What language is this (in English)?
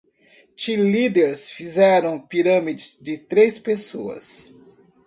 Portuguese